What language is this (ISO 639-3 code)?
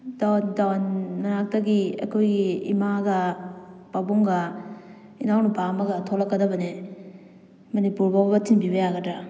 mni